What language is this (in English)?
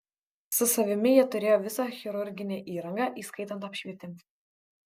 Lithuanian